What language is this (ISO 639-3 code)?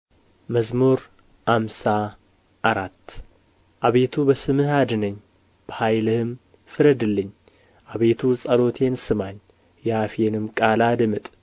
amh